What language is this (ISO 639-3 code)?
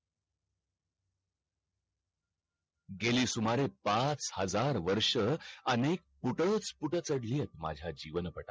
mar